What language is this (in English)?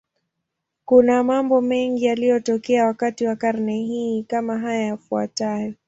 Swahili